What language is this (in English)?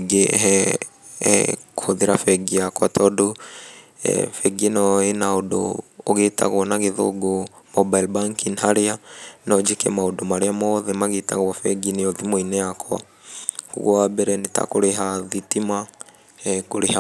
Kikuyu